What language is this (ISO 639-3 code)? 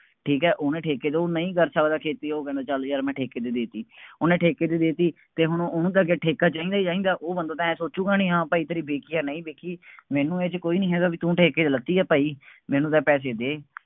pan